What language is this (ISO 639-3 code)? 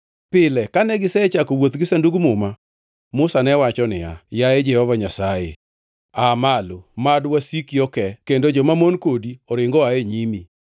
luo